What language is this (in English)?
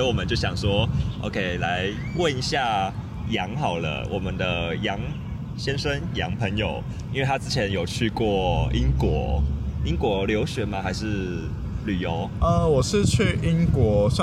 Chinese